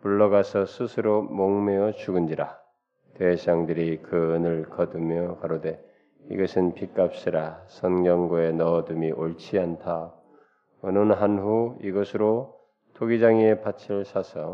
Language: Korean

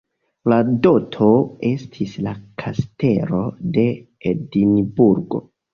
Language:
Esperanto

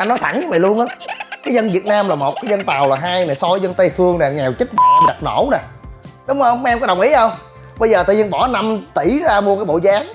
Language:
Vietnamese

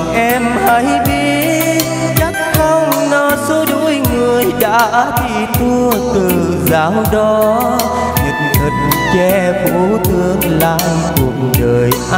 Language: Vietnamese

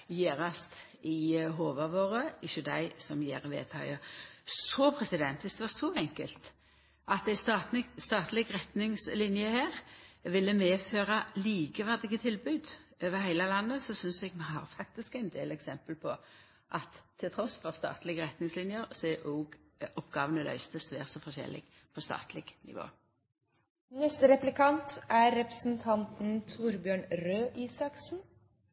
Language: Norwegian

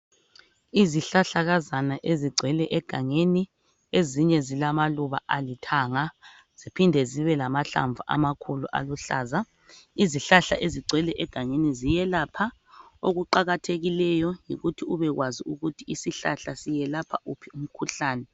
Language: North Ndebele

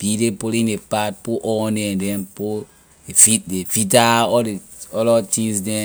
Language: Liberian English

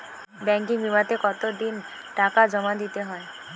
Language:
Bangla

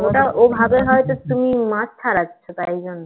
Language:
Bangla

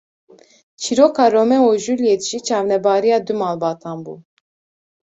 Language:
Kurdish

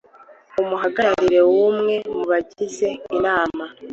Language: Kinyarwanda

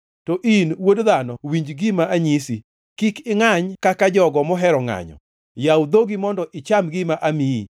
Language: Luo (Kenya and Tanzania)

